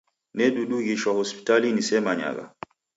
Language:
Taita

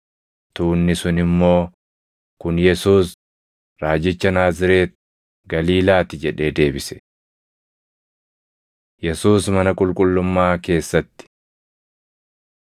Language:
Oromo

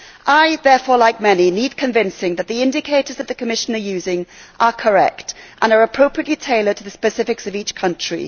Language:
English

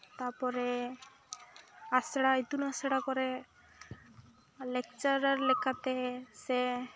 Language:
Santali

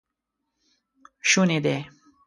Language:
Pashto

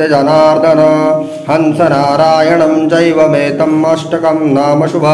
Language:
Arabic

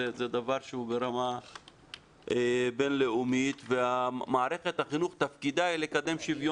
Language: Hebrew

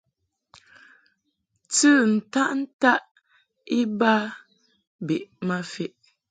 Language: Mungaka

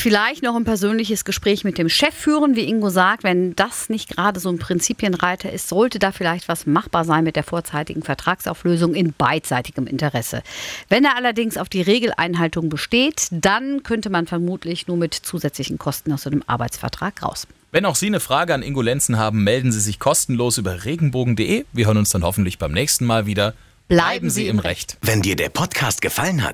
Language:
German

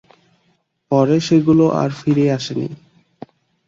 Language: Bangla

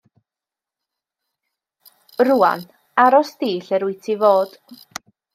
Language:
Welsh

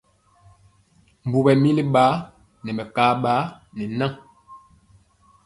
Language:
Mpiemo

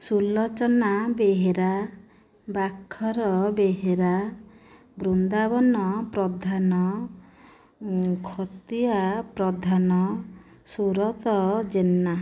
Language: Odia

